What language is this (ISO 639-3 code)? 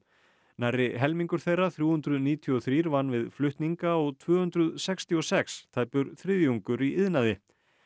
isl